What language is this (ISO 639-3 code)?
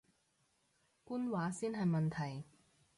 yue